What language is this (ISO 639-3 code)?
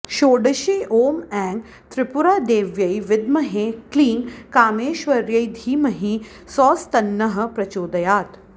san